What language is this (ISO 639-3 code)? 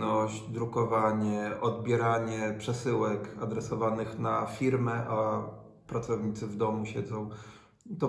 pol